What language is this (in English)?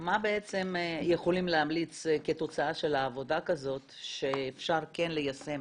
Hebrew